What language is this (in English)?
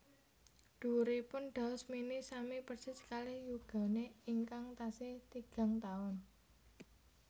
Javanese